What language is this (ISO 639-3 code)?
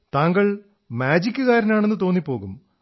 mal